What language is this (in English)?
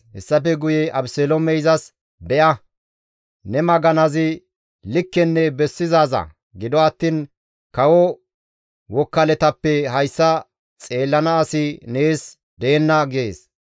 Gamo